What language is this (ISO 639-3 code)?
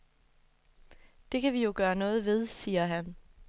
dan